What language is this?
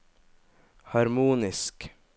Norwegian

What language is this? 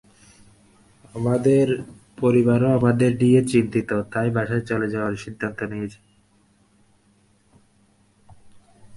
Bangla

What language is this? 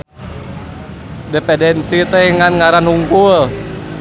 Sundanese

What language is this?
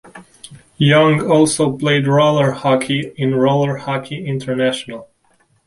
English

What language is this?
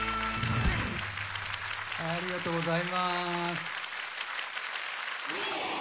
Japanese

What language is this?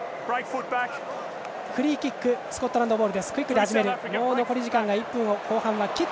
Japanese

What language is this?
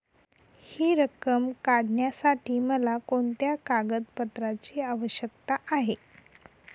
Marathi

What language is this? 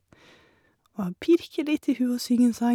Norwegian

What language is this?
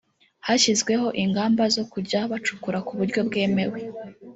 Kinyarwanda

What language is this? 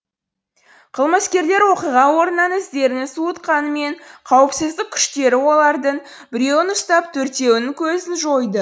Kazakh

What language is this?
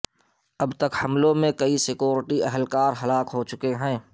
Urdu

